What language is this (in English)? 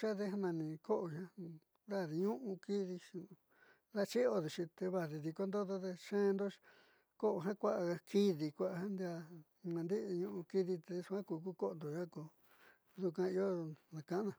Southeastern Nochixtlán Mixtec